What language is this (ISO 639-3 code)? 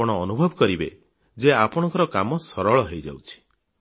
ori